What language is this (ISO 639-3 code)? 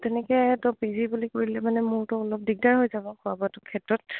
asm